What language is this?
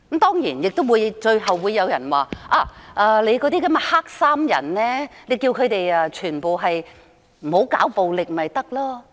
Cantonese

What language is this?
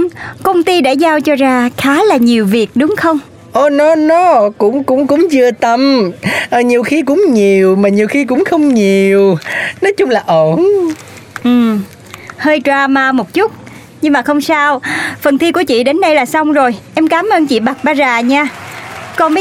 Vietnamese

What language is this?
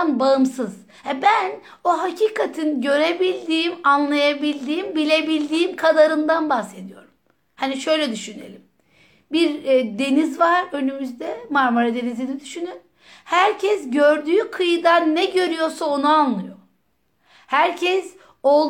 Turkish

